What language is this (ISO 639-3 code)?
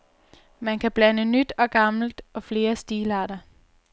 dan